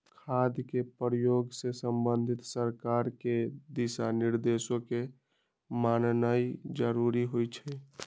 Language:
Magahi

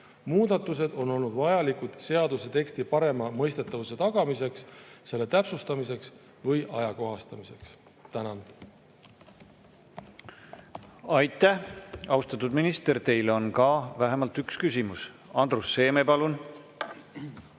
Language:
Estonian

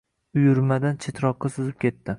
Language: Uzbek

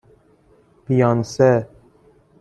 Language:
Persian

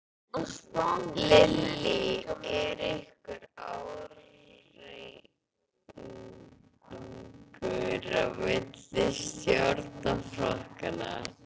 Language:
Icelandic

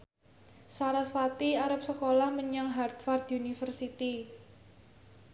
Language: Javanese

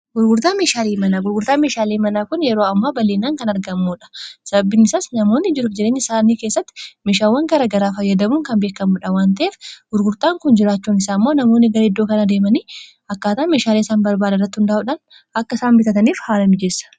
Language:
Oromo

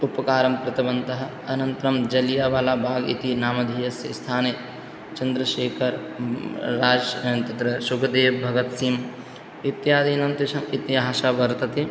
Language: Sanskrit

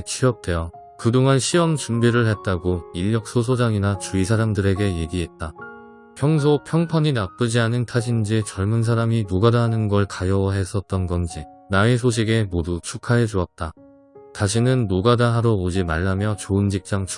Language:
Korean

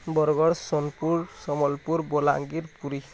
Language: Odia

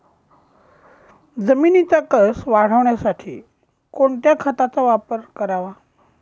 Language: Marathi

